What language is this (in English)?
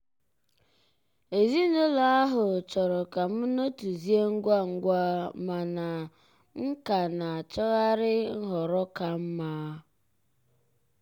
Igbo